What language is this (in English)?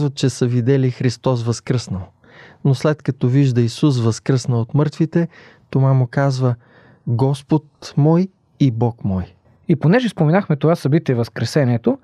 Bulgarian